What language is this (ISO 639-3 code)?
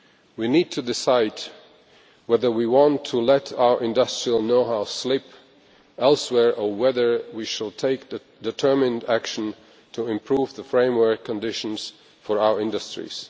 eng